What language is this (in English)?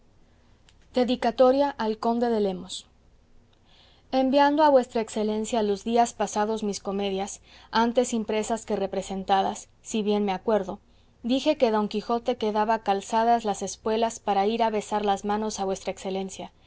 Spanish